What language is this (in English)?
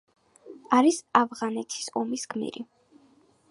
Georgian